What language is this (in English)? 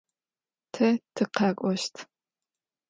Adyghe